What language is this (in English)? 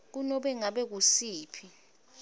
Swati